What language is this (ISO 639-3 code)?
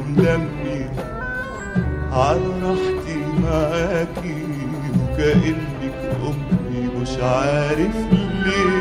ara